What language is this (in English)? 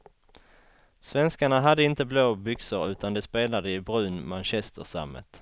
Swedish